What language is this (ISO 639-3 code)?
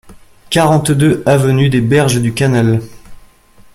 fra